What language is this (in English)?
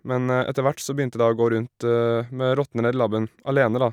Norwegian